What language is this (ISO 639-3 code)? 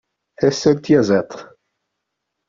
kab